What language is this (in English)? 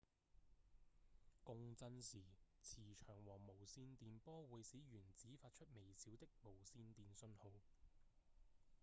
Cantonese